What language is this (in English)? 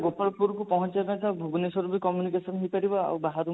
Odia